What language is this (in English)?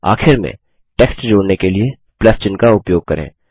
Hindi